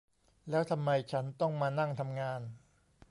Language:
Thai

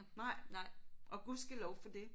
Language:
Danish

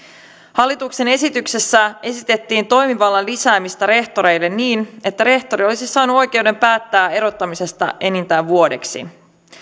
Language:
Finnish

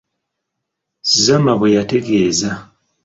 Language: Ganda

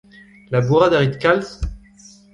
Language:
Breton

